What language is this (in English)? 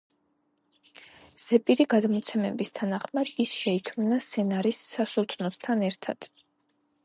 Georgian